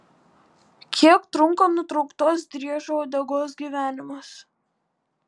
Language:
Lithuanian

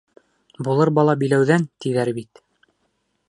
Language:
Bashkir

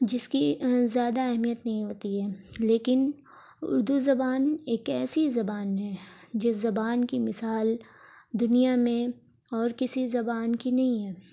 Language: Urdu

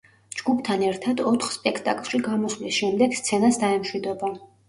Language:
Georgian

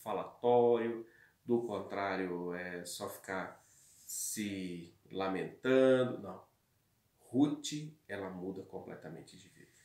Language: Portuguese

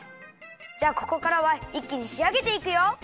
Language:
Japanese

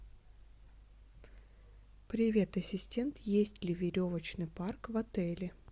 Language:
Russian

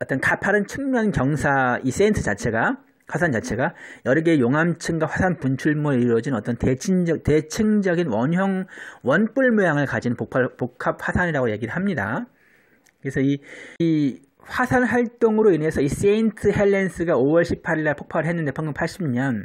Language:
Korean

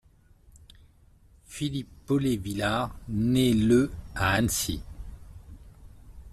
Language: French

